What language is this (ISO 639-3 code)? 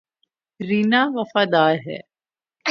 urd